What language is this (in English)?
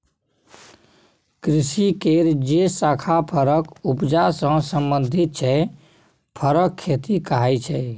Maithili